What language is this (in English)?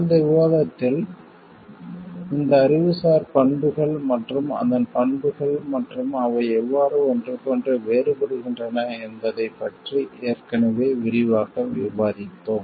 Tamil